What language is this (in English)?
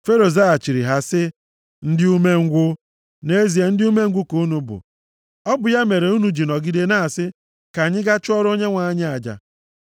Igbo